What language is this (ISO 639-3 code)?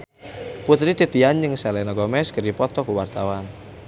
sun